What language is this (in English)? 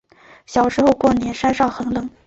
Chinese